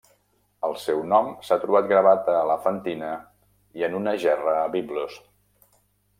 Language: Catalan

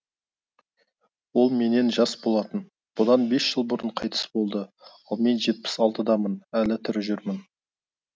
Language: Kazakh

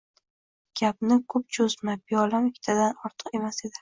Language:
Uzbek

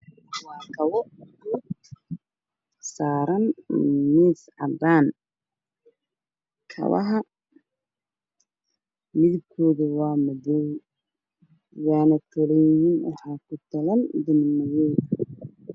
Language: Somali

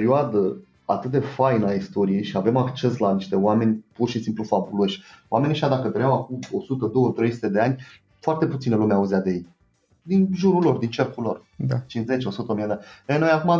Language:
Romanian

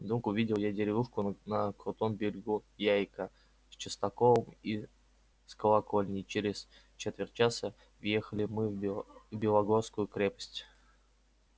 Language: Russian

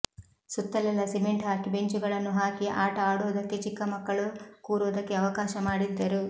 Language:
Kannada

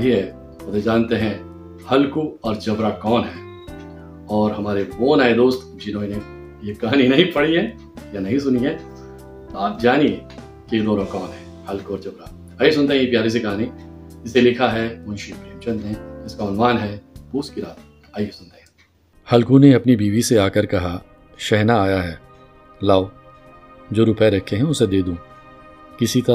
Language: Urdu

